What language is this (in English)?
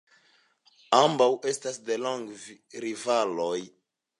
Esperanto